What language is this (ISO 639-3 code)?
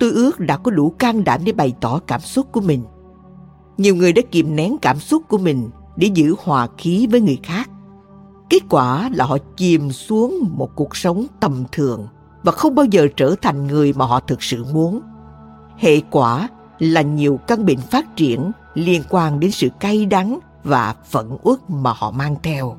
vie